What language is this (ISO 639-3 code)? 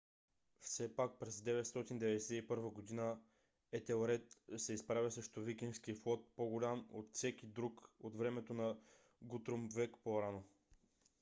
bul